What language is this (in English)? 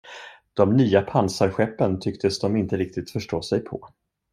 Swedish